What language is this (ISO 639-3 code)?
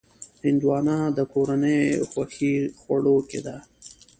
pus